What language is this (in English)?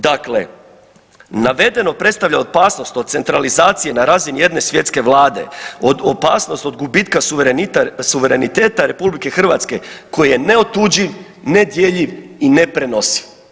Croatian